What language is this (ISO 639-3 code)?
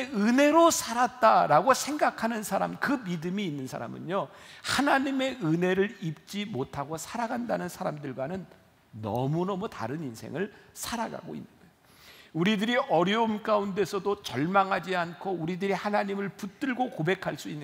kor